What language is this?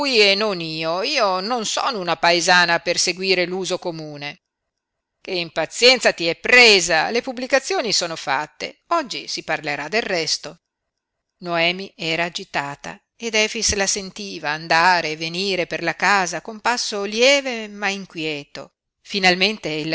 Italian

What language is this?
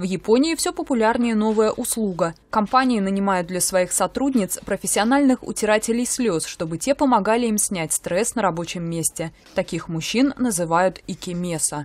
Russian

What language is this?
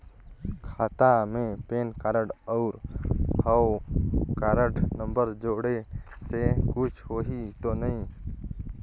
Chhattisgarhi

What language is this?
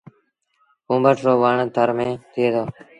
Sindhi Bhil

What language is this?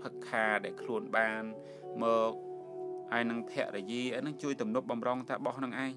Thai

